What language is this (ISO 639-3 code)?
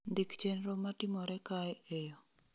luo